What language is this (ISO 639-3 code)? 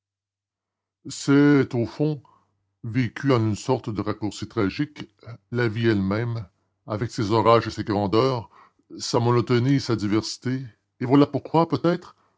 fra